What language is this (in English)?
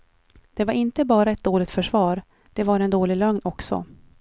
Swedish